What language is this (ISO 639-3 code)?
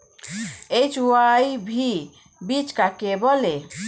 ben